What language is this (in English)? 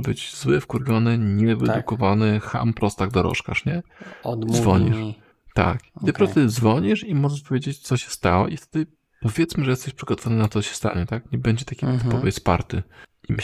Polish